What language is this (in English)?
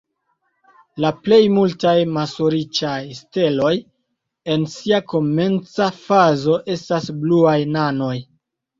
Esperanto